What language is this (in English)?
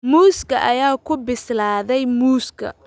Somali